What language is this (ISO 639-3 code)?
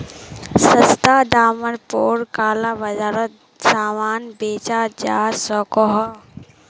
mag